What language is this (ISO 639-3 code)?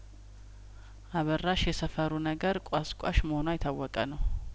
amh